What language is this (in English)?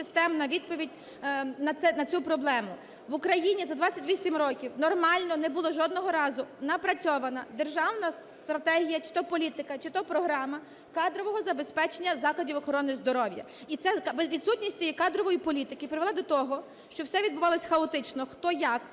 Ukrainian